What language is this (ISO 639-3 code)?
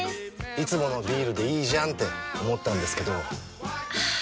jpn